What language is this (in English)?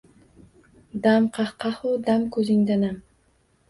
Uzbek